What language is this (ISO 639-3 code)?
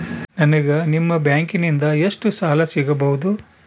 kan